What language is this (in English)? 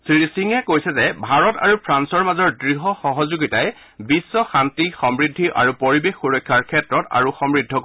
Assamese